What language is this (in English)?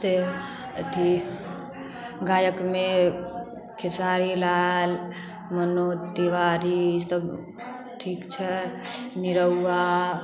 Maithili